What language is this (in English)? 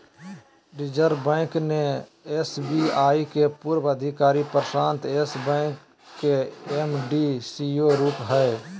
Magahi